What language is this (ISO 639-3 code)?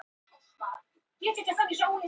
isl